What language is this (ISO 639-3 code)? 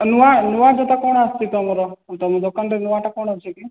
ori